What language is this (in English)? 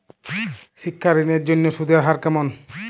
Bangla